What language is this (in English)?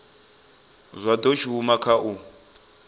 Venda